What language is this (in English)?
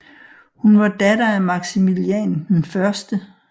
Danish